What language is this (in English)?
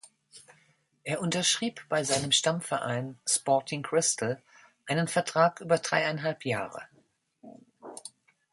German